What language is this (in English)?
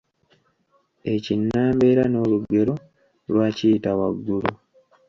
Ganda